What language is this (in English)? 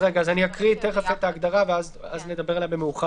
Hebrew